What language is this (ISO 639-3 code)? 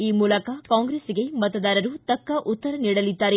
kan